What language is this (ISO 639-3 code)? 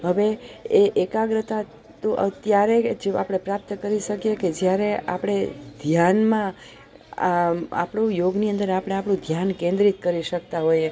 guj